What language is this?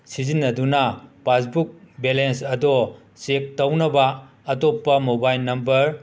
Manipuri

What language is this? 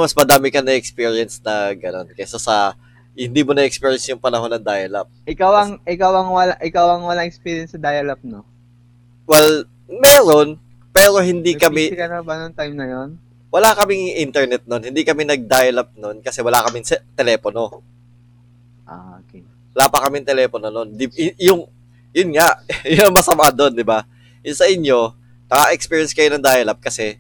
Filipino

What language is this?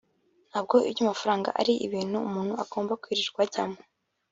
Kinyarwanda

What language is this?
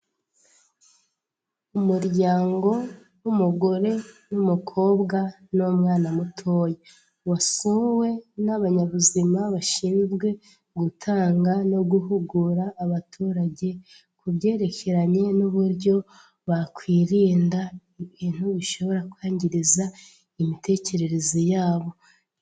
Kinyarwanda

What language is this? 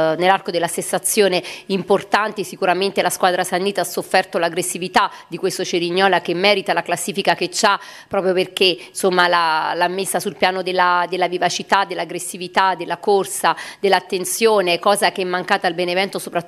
Italian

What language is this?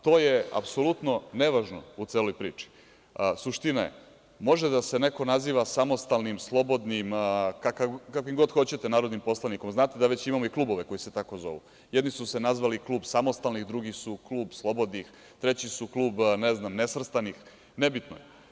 Serbian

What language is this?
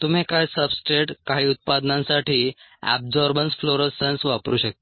Marathi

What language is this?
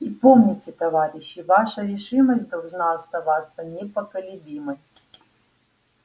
Russian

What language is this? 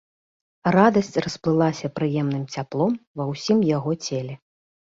Belarusian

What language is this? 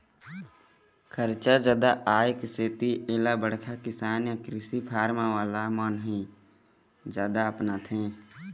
Chhattisgarhi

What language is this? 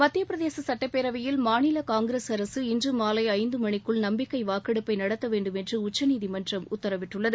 Tamil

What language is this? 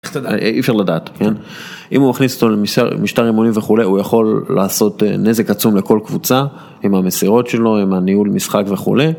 Hebrew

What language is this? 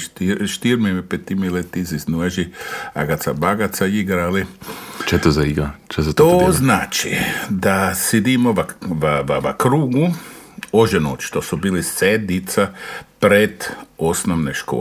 Croatian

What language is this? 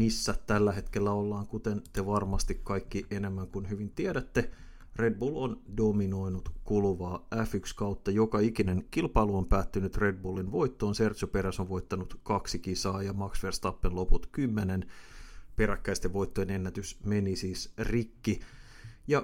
Finnish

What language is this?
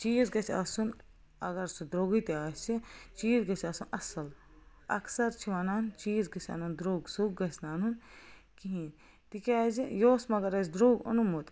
Kashmiri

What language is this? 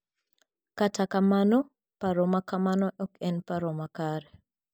Luo (Kenya and Tanzania)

